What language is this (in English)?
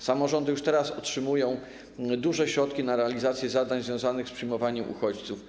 Polish